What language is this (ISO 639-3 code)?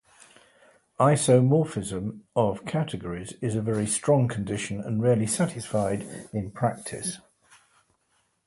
eng